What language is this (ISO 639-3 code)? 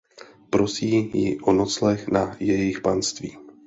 ces